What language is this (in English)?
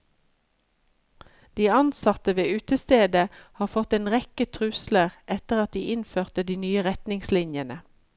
Norwegian